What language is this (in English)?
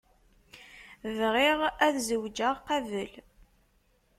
Kabyle